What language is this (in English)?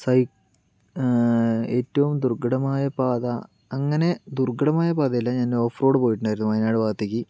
Malayalam